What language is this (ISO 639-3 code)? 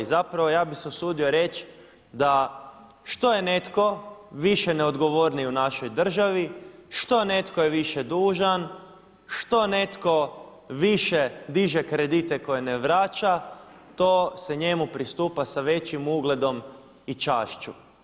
hrv